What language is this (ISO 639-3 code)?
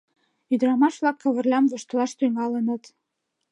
chm